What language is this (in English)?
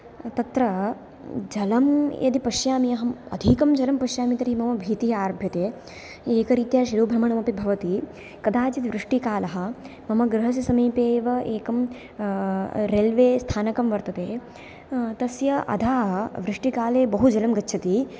Sanskrit